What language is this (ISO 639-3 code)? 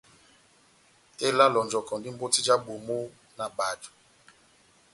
bnm